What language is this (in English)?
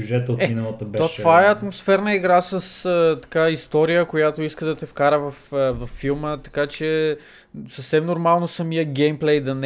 Bulgarian